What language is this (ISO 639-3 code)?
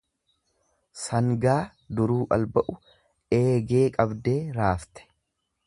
orm